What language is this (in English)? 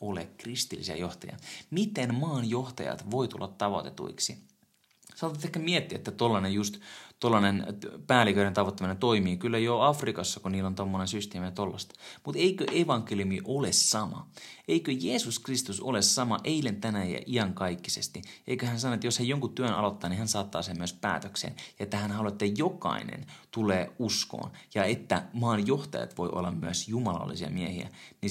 Finnish